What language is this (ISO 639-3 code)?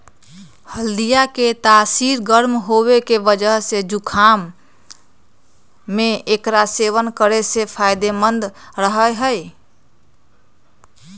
mag